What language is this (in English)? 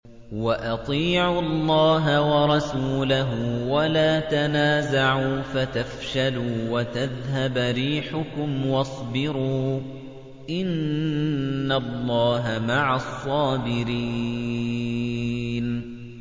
Arabic